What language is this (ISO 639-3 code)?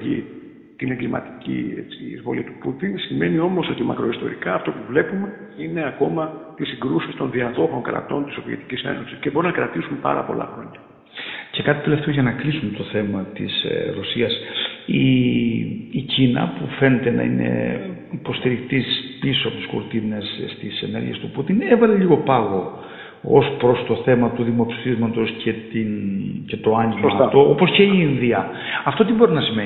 ell